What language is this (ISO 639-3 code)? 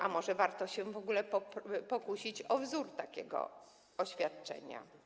pol